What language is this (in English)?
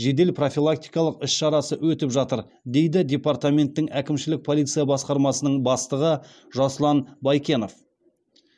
Kazakh